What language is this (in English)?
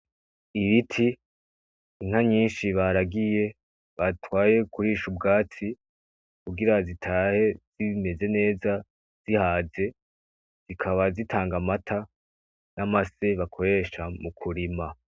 Rundi